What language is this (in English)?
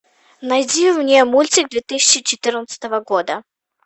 Russian